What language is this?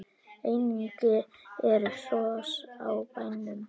Icelandic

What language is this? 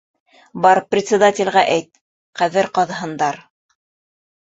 Bashkir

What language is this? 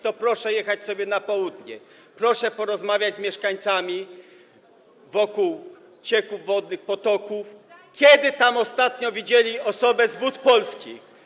Polish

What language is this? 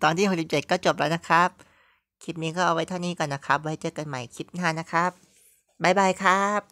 Thai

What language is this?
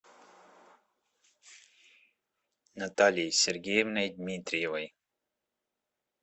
Russian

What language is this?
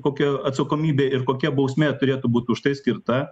Lithuanian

